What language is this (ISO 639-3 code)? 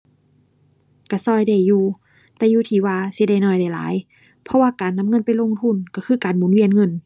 tha